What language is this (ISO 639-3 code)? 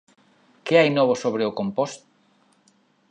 glg